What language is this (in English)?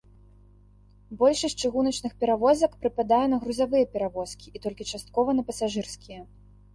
Belarusian